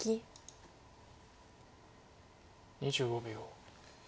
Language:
Japanese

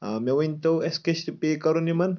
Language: Kashmiri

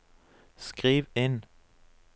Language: Norwegian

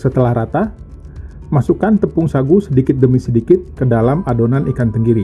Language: Indonesian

